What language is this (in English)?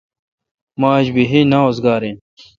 Kalkoti